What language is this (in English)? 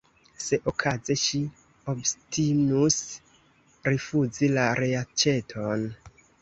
Esperanto